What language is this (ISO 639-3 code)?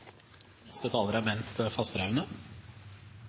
nob